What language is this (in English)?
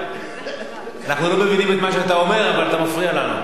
Hebrew